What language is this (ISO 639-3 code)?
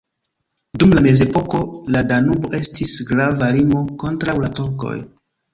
epo